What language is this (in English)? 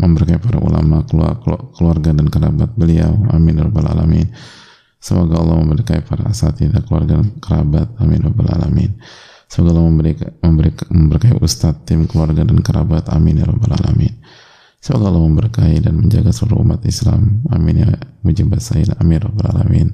Indonesian